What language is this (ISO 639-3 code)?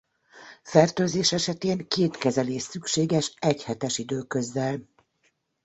hun